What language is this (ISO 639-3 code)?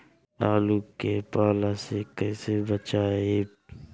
bho